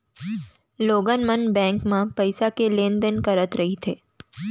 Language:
Chhattisgarhi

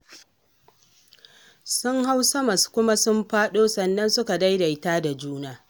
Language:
Hausa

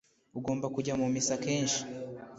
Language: Kinyarwanda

